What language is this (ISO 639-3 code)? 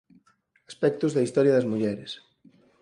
glg